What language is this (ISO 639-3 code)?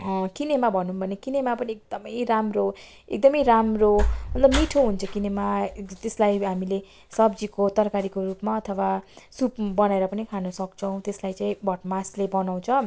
nep